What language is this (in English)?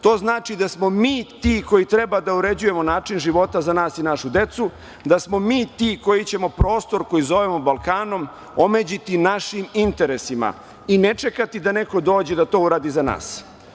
Serbian